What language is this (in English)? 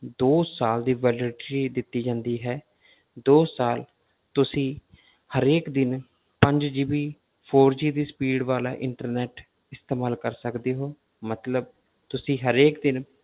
Punjabi